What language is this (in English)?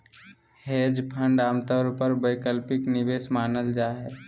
Magahi